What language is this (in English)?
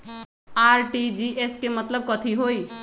Magahi